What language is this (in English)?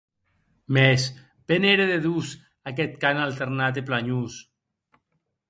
Occitan